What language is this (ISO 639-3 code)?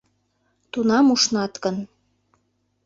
chm